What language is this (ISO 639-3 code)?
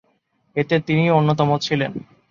ben